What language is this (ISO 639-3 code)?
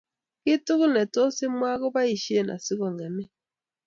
kln